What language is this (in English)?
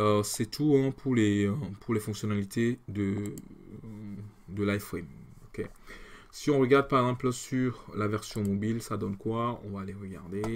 French